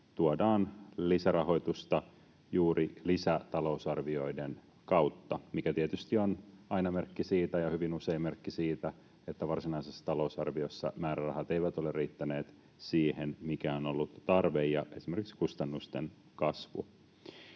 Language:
Finnish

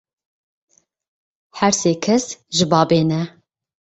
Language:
Kurdish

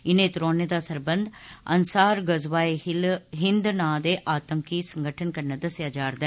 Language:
Dogri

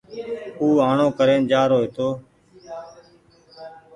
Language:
Goaria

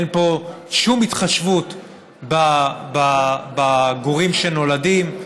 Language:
Hebrew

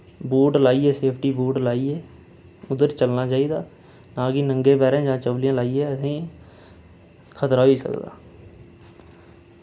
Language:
Dogri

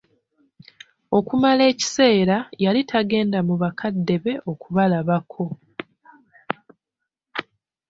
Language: Ganda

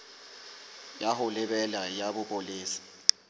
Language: Southern Sotho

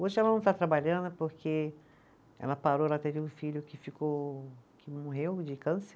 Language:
Portuguese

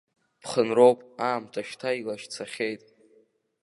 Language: Abkhazian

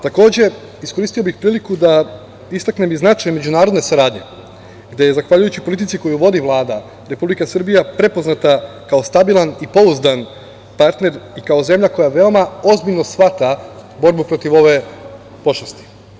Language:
Serbian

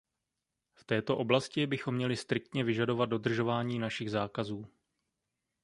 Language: Czech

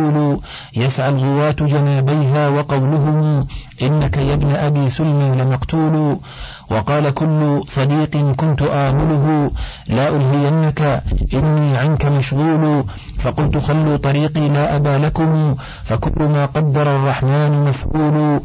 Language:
Arabic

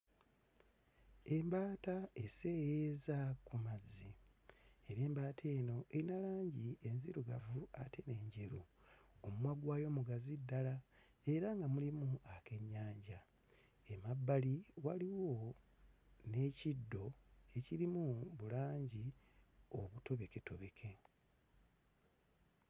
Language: Ganda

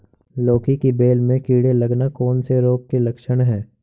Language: Hindi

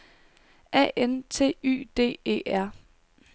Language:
Danish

